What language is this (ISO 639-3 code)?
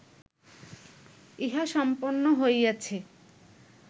ben